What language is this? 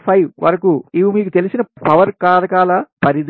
Telugu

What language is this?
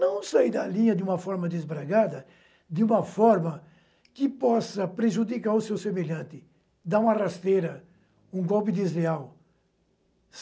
Portuguese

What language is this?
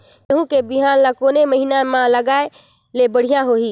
Chhattisgarhi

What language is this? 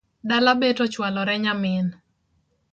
Luo (Kenya and Tanzania)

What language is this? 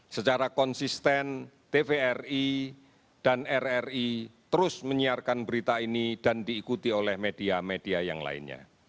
Indonesian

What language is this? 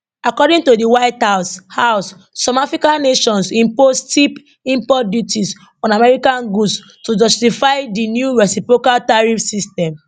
Nigerian Pidgin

